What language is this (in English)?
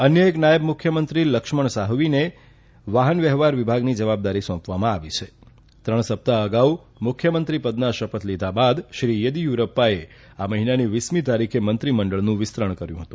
Gujarati